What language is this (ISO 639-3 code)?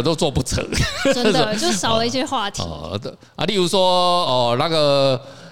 zho